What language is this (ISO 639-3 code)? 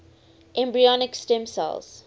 eng